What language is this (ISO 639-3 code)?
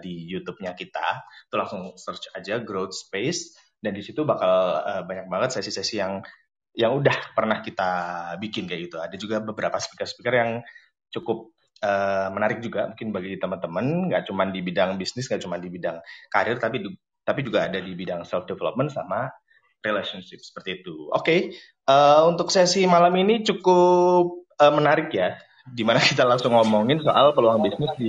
ind